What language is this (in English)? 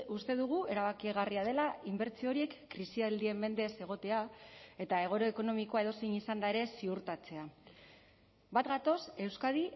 Basque